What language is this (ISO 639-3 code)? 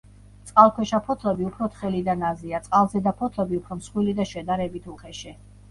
kat